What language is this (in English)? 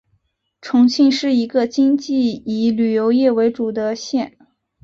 Chinese